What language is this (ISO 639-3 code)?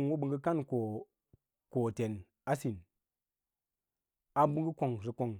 lla